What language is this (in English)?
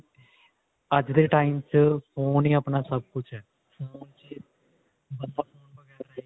Punjabi